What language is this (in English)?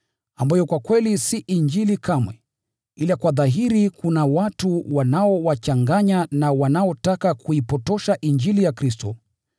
Swahili